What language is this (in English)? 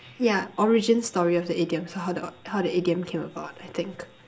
English